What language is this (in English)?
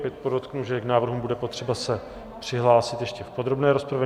Czech